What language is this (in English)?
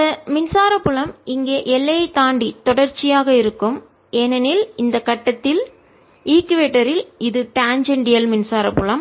Tamil